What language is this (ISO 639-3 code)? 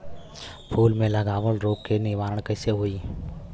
bho